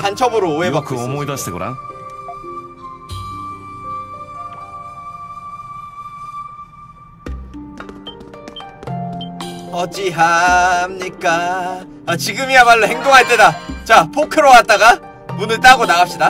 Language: Korean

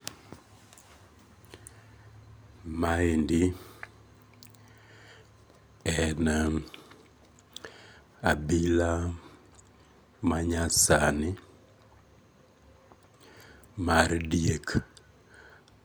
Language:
Luo (Kenya and Tanzania)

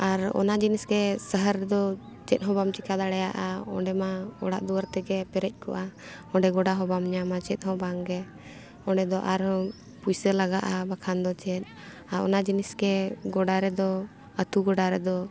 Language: Santali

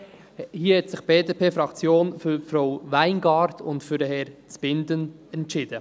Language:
Swiss German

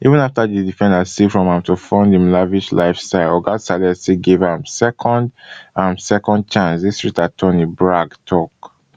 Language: Nigerian Pidgin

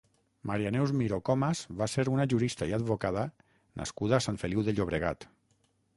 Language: Catalan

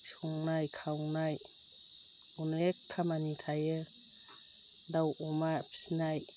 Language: Bodo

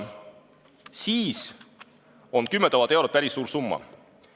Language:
Estonian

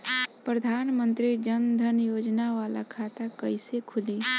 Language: Bhojpuri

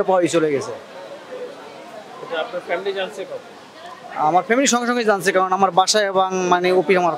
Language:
Bangla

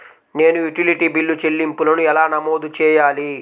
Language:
Telugu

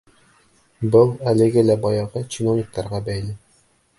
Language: Bashkir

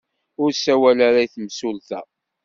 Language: Kabyle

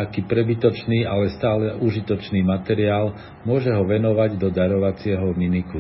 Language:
Slovak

